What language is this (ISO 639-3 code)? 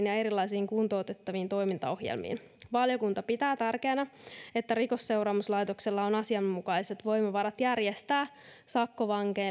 fin